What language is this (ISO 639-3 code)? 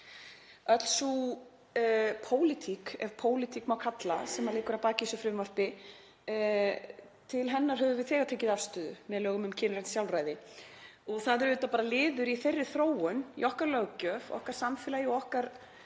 isl